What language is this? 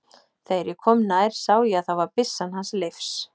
Icelandic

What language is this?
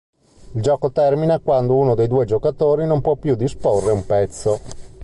Italian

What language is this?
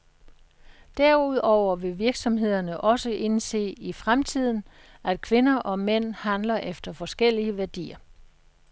Danish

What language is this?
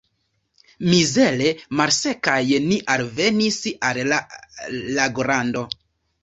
Esperanto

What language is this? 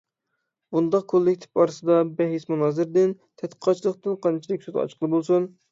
Uyghur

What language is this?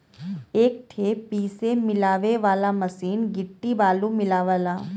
Bhojpuri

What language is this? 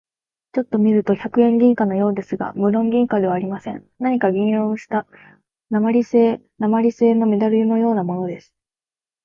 Japanese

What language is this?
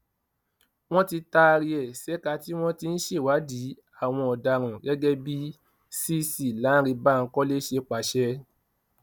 Yoruba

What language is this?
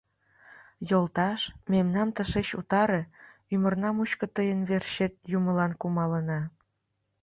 Mari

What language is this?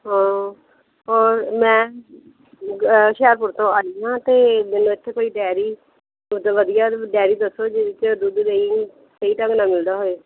Punjabi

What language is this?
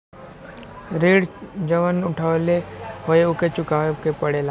Bhojpuri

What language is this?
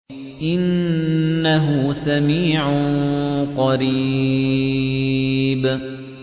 Arabic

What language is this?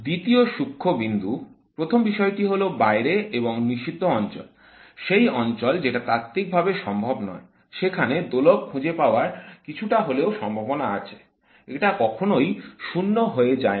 Bangla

